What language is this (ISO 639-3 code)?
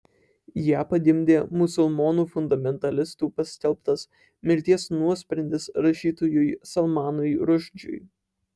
lit